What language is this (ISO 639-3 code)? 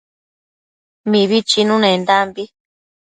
mcf